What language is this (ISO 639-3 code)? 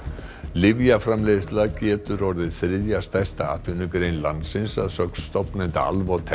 isl